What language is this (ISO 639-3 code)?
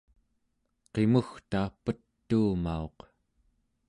esu